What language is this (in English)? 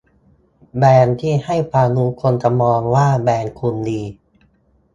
Thai